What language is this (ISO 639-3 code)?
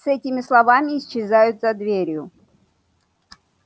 rus